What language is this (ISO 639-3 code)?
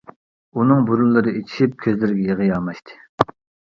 uig